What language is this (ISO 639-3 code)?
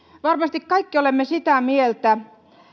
fin